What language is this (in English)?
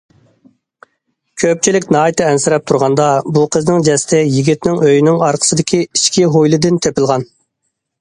Uyghur